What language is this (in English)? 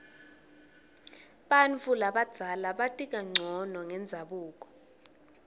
Swati